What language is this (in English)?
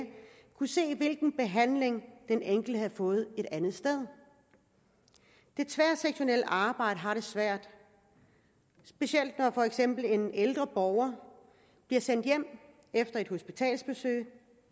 Danish